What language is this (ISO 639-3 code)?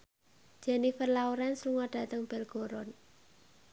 jav